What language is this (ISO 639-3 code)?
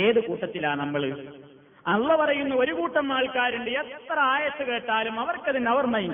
mal